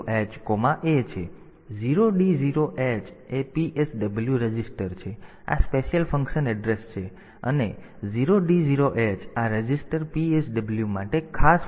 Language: Gujarati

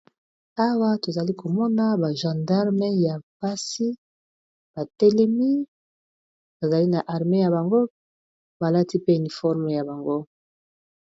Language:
Lingala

